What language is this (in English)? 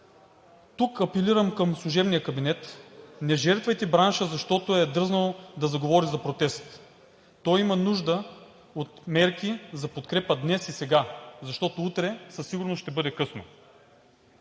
Bulgarian